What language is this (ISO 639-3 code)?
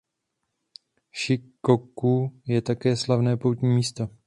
ces